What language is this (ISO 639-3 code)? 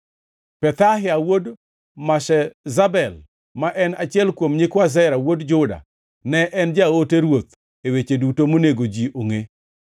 luo